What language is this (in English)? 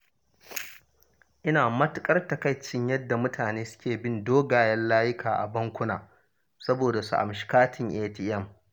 Hausa